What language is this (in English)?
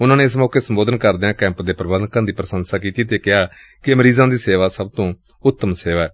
Punjabi